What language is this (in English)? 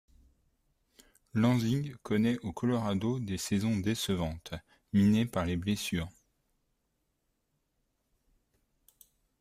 French